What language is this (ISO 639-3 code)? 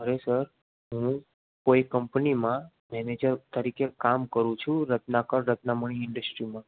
guj